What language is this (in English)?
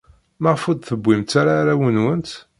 Kabyle